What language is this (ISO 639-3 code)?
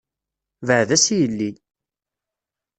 kab